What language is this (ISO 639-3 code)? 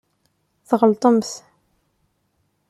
kab